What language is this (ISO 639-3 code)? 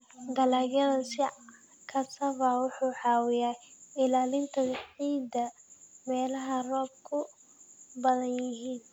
som